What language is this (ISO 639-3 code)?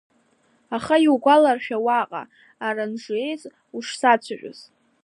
abk